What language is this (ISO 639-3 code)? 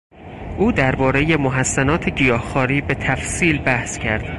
fas